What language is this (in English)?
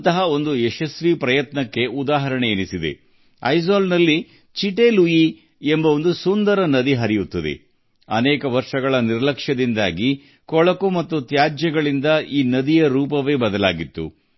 Kannada